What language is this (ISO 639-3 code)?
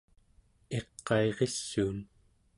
esu